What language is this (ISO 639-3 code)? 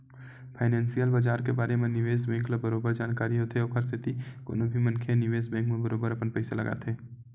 hne